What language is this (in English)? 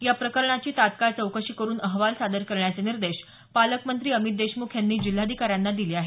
Marathi